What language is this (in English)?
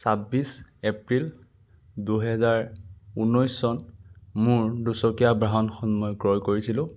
Assamese